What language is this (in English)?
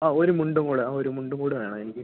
Malayalam